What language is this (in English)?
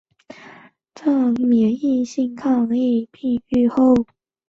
Chinese